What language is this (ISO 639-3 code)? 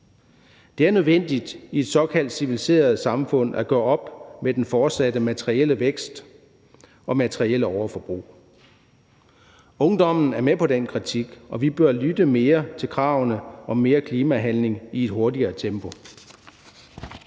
dan